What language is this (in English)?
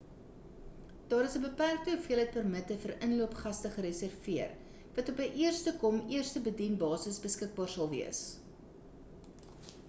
Afrikaans